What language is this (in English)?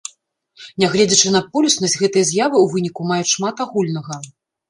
Belarusian